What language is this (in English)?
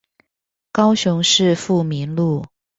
Chinese